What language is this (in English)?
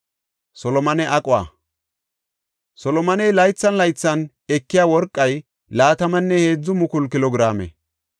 Gofa